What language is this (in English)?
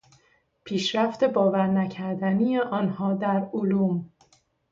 Persian